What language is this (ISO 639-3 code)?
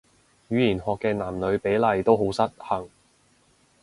yue